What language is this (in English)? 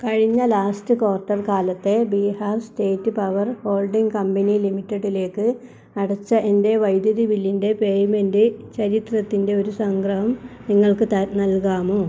Malayalam